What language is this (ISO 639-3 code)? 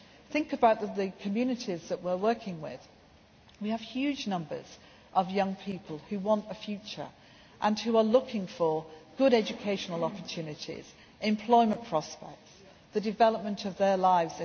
eng